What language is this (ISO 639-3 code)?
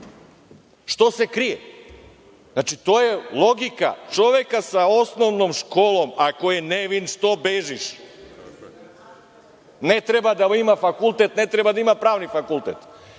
srp